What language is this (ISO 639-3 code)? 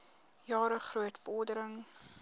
afr